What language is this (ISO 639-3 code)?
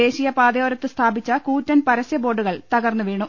mal